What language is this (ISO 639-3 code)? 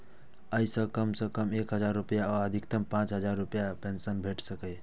mai